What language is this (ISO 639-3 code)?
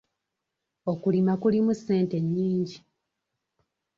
lug